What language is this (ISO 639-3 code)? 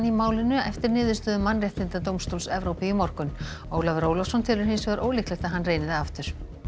isl